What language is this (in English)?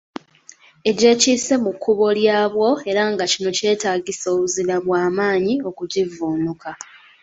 Ganda